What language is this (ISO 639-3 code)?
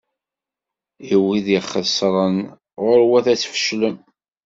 kab